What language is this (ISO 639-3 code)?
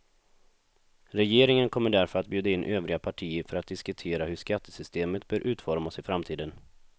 swe